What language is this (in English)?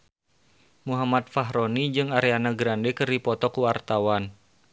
Sundanese